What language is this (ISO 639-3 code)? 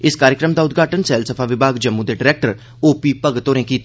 doi